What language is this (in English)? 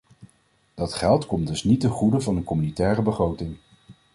Dutch